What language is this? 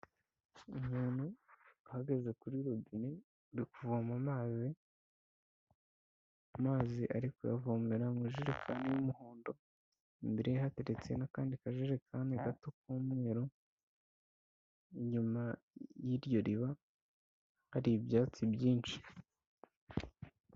Kinyarwanda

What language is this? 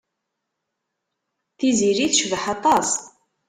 Kabyle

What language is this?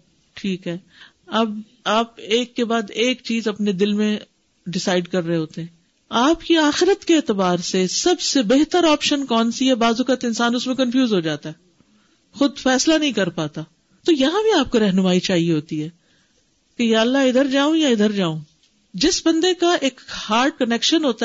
Urdu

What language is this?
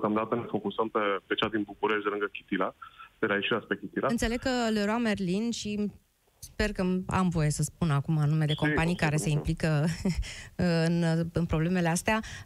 Romanian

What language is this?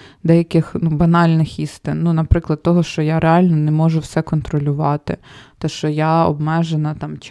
Ukrainian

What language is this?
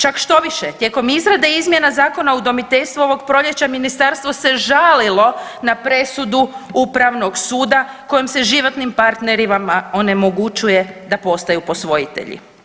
Croatian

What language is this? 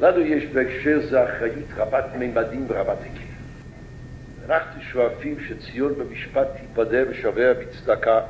Hebrew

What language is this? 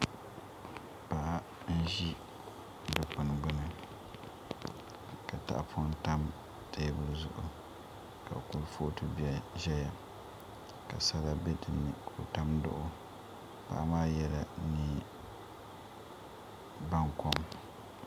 Dagbani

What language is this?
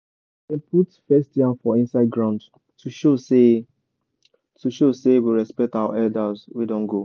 Nigerian Pidgin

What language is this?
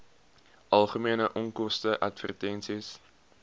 Afrikaans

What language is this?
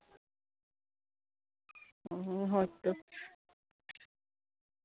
Santali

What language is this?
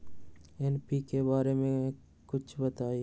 Magahi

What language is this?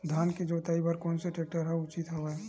Chhattisgarhi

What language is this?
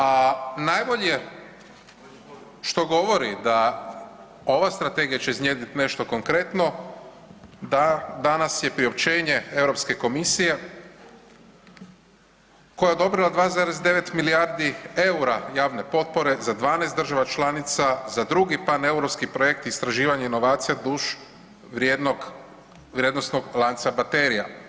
Croatian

